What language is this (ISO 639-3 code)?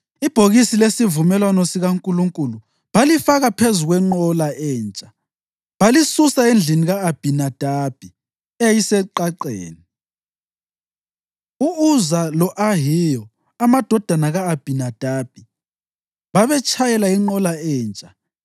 nde